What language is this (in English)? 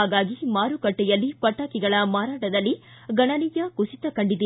Kannada